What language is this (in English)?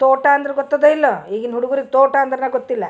Kannada